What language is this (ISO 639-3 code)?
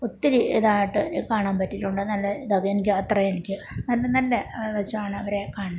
mal